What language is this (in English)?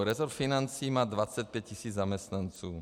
Czech